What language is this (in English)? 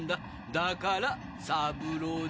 Japanese